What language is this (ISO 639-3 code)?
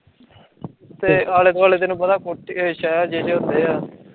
pan